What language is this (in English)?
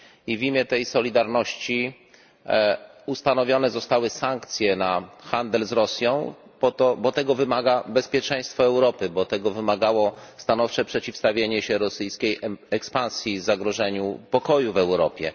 Polish